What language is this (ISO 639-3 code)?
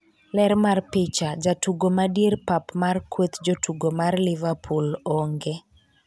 luo